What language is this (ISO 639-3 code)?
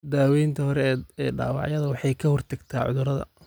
som